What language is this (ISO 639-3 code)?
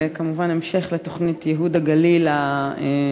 heb